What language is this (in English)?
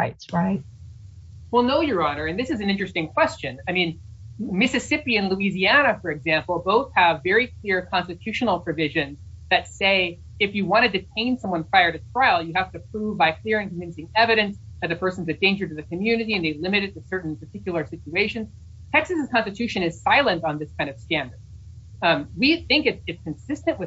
English